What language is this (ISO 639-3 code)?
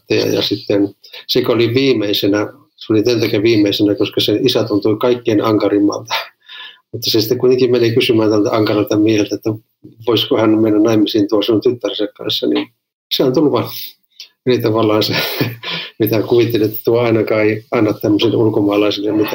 fin